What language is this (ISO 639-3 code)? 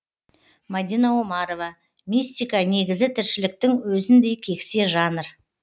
kaz